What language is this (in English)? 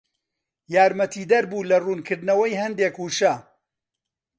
Central Kurdish